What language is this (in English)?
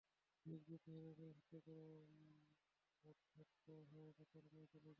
Bangla